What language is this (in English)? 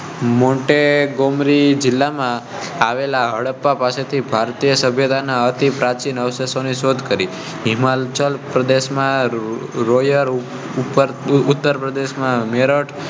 Gujarati